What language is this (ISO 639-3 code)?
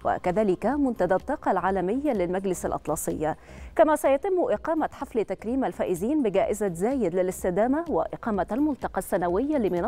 ara